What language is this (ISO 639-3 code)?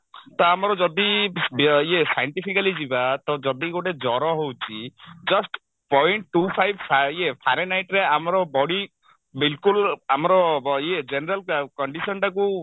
ori